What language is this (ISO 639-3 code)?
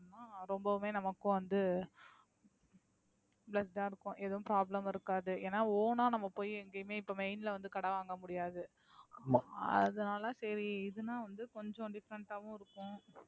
tam